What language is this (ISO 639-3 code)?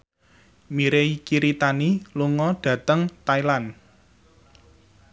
jav